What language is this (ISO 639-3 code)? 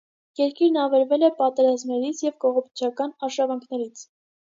hye